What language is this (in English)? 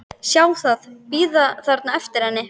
Icelandic